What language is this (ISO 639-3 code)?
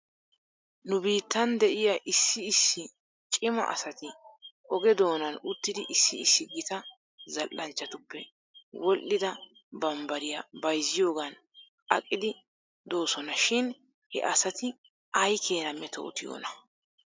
wal